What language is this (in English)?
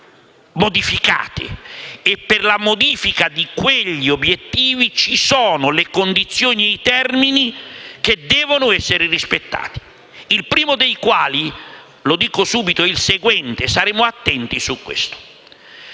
Italian